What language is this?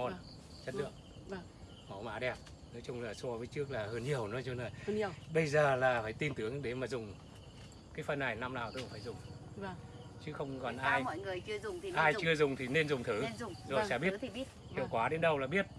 Vietnamese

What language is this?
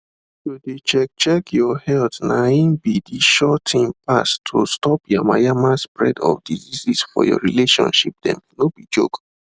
Nigerian Pidgin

